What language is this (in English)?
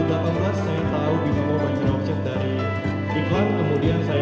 Indonesian